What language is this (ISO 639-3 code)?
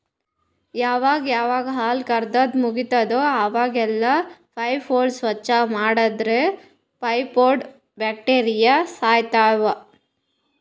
kan